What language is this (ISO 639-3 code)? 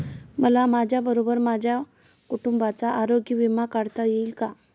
mar